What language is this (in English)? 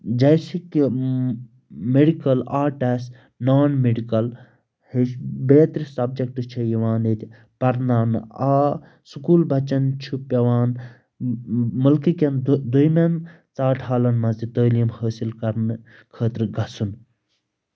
Kashmiri